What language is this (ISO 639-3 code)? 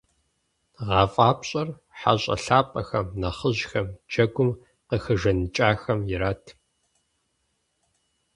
kbd